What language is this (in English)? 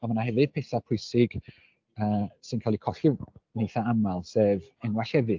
Welsh